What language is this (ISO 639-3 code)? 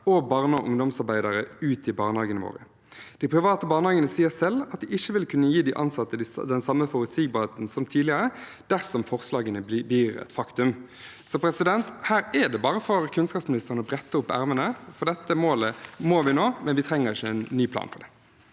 nor